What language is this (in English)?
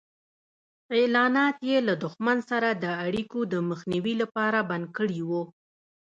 Pashto